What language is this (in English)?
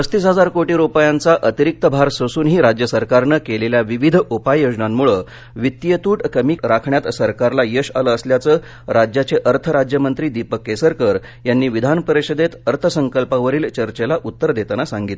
Marathi